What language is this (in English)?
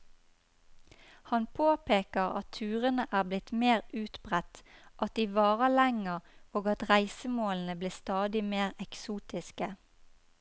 Norwegian